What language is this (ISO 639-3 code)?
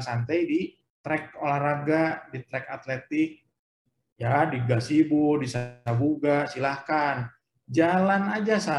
ind